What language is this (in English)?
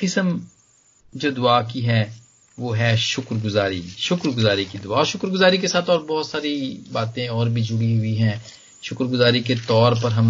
Hindi